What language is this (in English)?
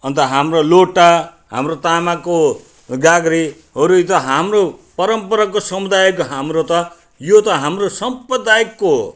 Nepali